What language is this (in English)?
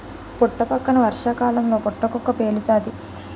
Telugu